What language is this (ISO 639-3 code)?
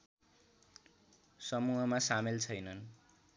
nep